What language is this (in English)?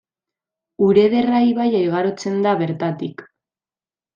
Basque